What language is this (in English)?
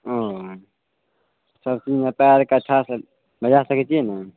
Maithili